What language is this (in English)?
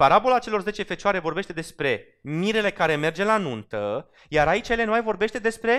Romanian